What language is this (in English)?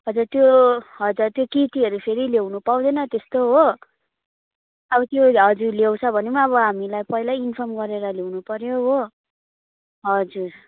Nepali